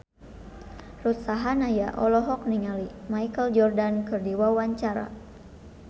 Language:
Sundanese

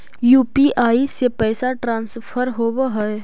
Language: Magahi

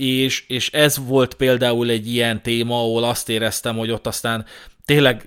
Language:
Hungarian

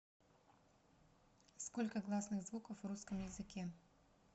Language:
Russian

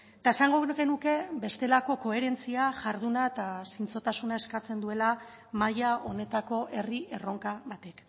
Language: Basque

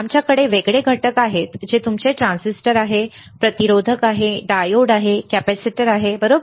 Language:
Marathi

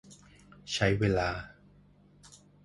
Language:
Thai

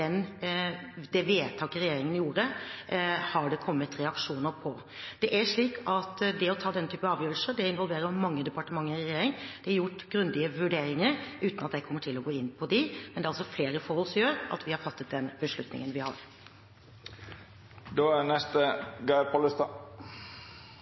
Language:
Norwegian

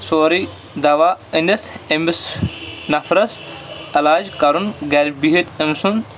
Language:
Kashmiri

